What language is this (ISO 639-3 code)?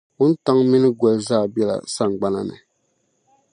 dag